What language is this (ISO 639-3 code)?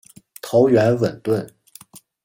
zho